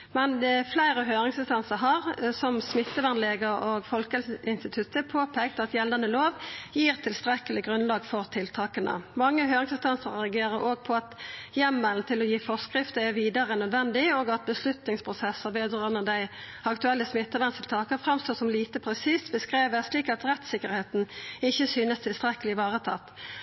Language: Norwegian Nynorsk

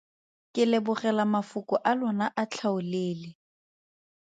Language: Tswana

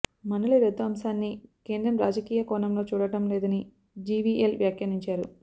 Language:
Telugu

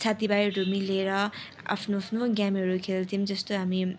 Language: Nepali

